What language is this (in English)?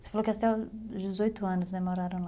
Portuguese